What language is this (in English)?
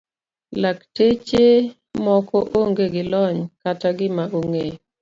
Luo (Kenya and Tanzania)